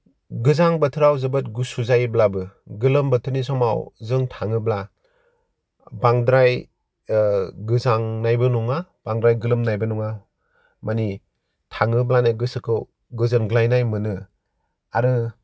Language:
Bodo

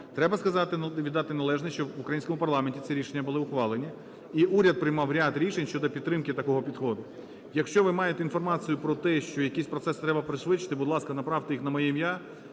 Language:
Ukrainian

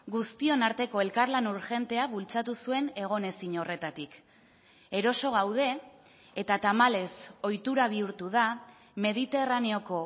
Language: Basque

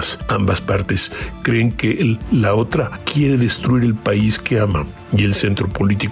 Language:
Spanish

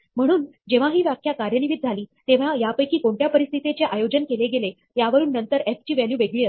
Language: Marathi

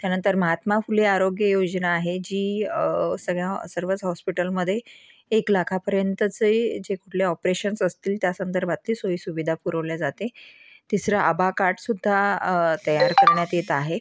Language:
Marathi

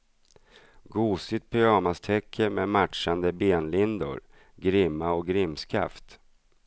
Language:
Swedish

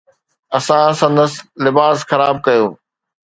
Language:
Sindhi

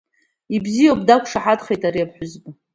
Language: Abkhazian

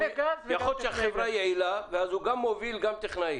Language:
Hebrew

